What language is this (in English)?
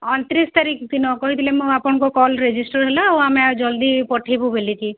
Odia